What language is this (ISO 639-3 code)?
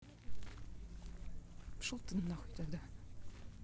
rus